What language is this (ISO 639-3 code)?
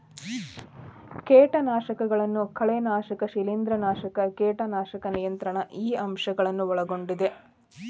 kan